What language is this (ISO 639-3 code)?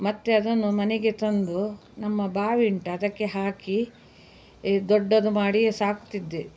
kan